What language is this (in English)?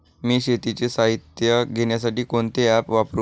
Marathi